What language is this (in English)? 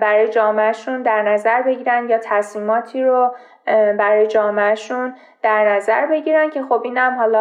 Persian